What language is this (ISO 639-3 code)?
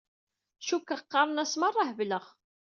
kab